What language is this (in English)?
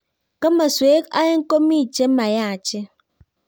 Kalenjin